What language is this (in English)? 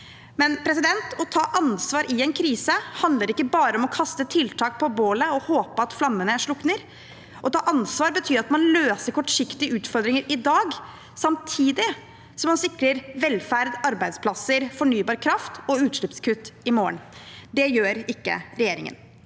Norwegian